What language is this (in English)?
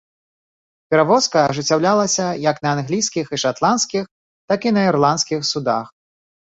Belarusian